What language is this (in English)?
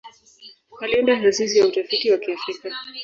Swahili